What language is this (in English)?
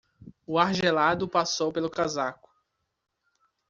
Portuguese